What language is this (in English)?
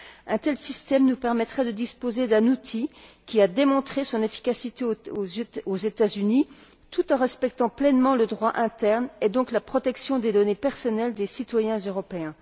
French